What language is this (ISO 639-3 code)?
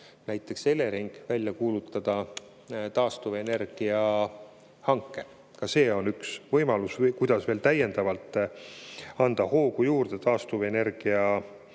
est